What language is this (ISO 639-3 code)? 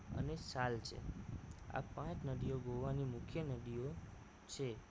guj